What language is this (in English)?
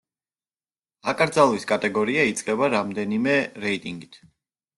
Georgian